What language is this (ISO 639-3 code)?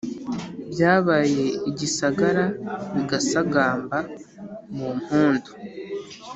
kin